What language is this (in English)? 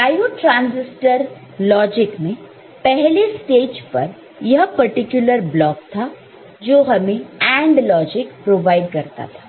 Hindi